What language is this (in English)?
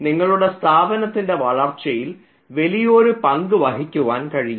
Malayalam